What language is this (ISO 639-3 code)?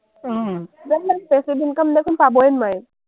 asm